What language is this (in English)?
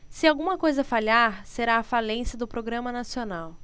Portuguese